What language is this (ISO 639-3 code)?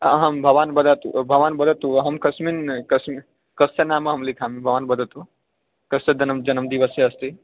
san